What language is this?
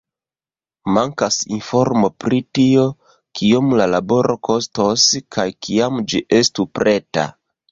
Esperanto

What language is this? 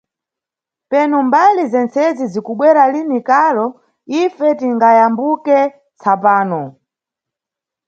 Nyungwe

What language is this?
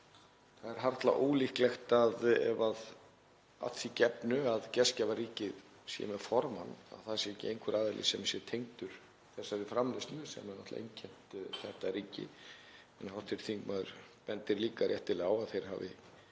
Icelandic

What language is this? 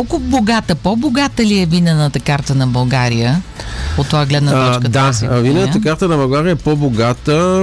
Bulgarian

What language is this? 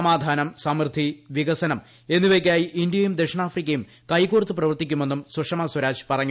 Malayalam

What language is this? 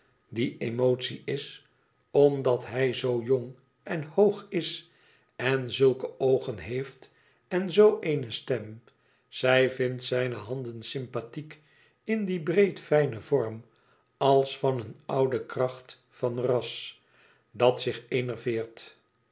Dutch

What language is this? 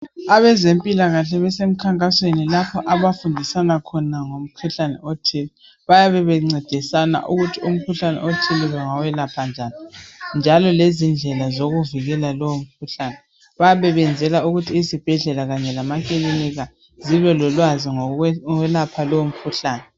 North Ndebele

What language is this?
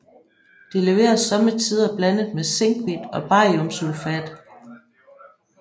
Danish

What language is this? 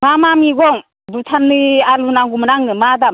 Bodo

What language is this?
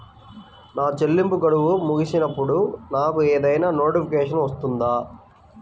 Telugu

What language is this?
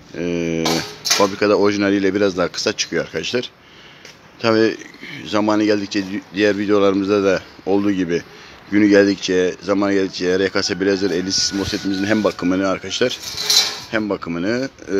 Turkish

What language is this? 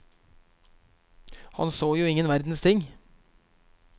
Norwegian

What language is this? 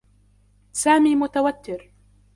Arabic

